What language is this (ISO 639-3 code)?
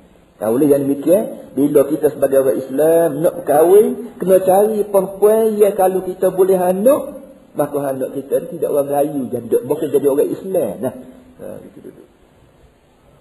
msa